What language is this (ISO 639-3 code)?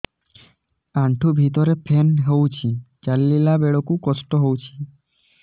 ori